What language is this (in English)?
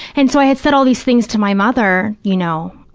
English